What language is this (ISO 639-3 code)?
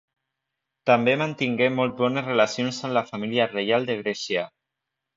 cat